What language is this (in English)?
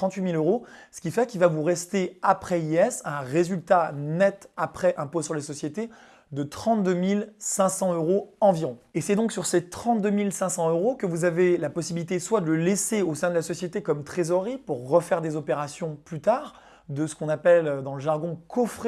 French